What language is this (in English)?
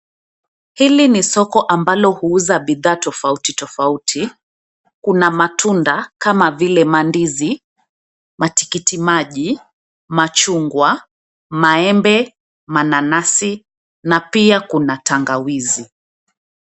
Swahili